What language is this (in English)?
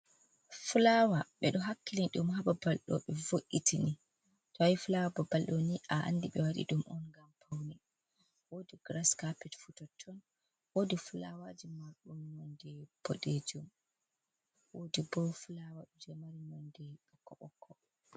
Fula